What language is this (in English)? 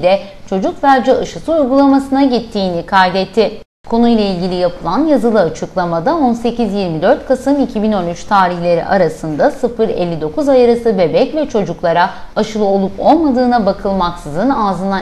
Turkish